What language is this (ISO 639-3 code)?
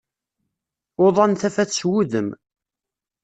kab